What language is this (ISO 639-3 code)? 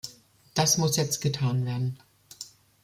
deu